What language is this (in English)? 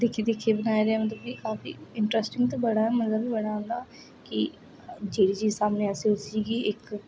Dogri